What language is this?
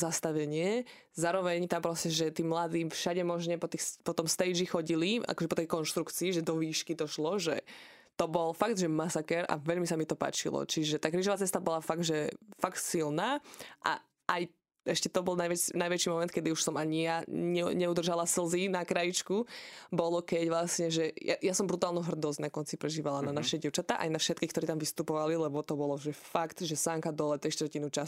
Slovak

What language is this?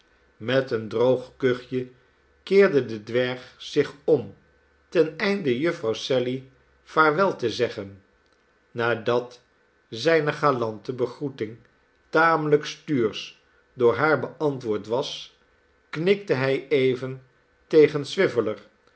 Dutch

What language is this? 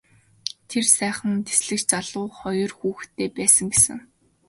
Mongolian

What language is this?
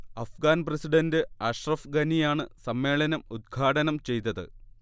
Malayalam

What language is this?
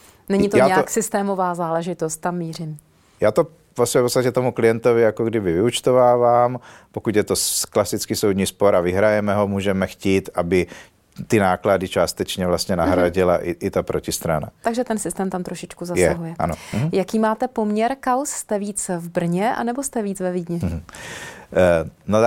Czech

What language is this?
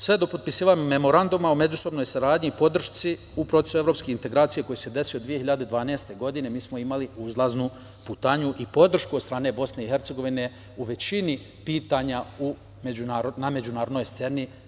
Serbian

